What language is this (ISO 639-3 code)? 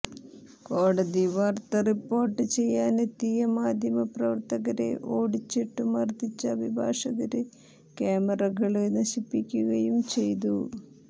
mal